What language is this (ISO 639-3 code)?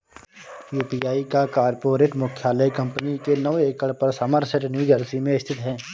hin